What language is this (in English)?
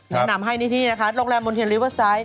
Thai